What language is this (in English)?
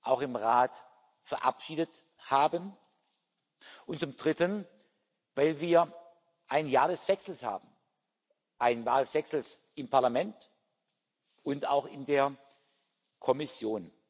German